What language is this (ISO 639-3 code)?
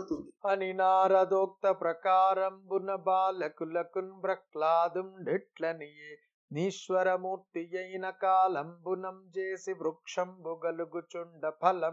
tel